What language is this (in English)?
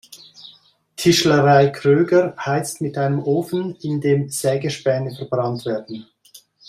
German